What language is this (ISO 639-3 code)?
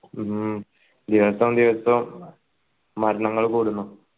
mal